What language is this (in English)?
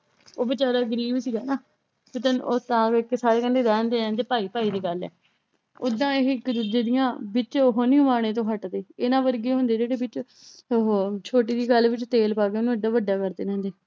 Punjabi